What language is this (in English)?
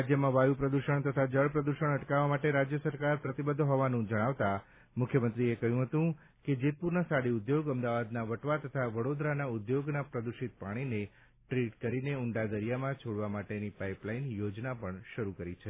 Gujarati